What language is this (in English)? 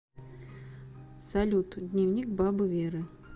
Russian